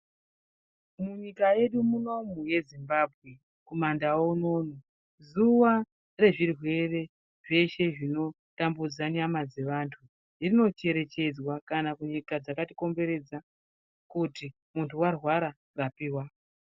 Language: Ndau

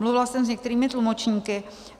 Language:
Czech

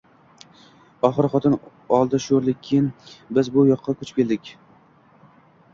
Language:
Uzbek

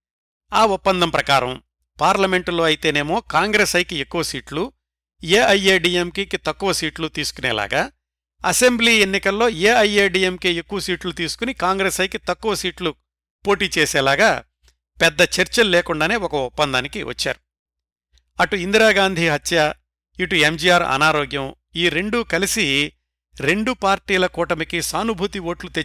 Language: Telugu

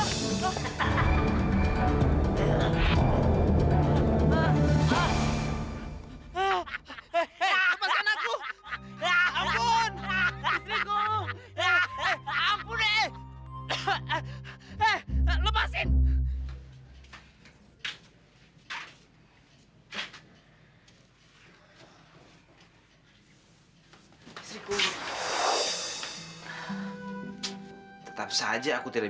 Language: Indonesian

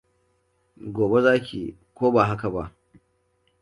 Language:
Hausa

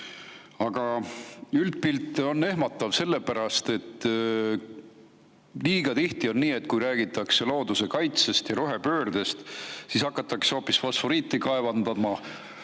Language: Estonian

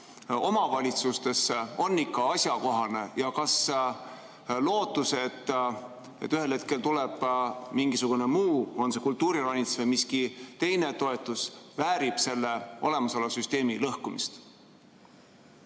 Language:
Estonian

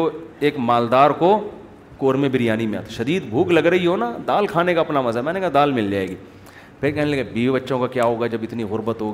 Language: Urdu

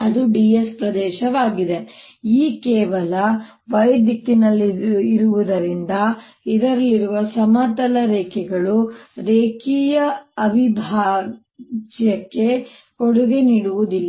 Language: Kannada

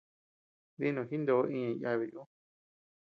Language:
Tepeuxila Cuicatec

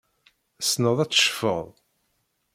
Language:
Kabyle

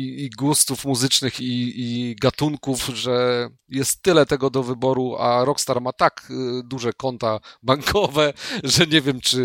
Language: Polish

